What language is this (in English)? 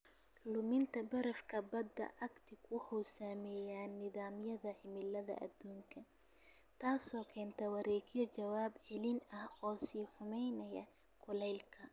Somali